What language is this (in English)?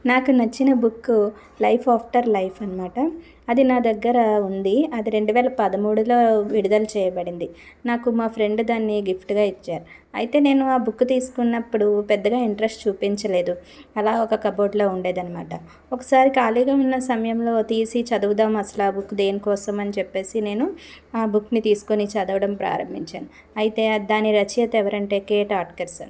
Telugu